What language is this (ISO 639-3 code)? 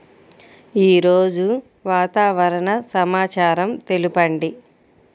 tel